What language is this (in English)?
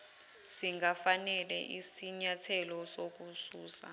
Zulu